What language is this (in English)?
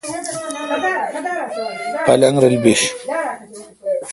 Kalkoti